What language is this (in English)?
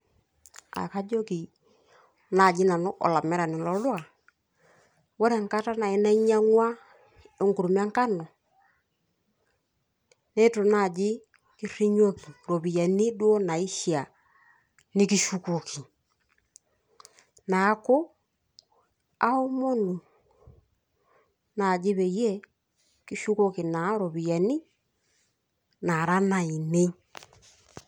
Masai